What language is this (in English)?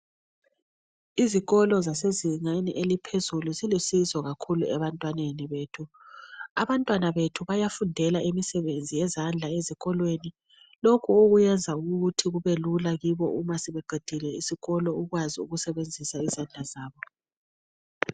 North Ndebele